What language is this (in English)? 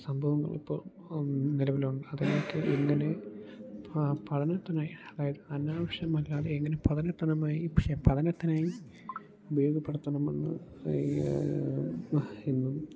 Malayalam